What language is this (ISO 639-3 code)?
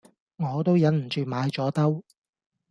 yue